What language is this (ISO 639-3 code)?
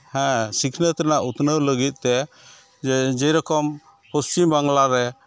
sat